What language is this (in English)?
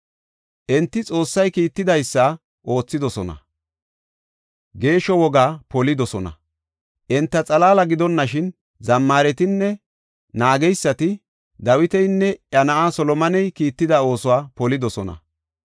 Gofa